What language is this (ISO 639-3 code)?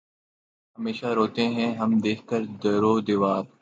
urd